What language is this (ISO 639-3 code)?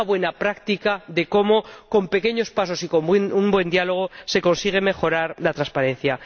spa